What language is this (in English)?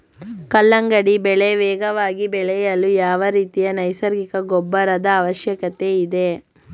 Kannada